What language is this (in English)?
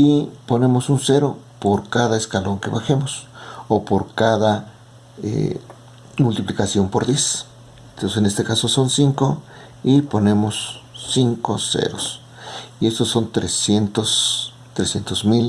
Spanish